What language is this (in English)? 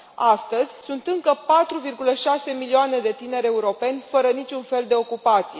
Romanian